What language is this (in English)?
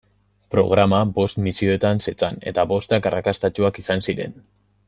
Basque